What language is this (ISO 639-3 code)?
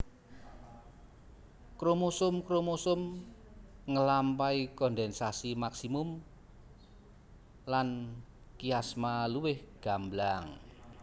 jav